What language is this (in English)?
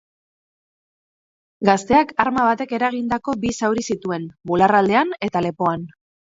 Basque